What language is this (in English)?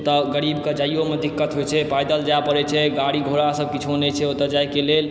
Maithili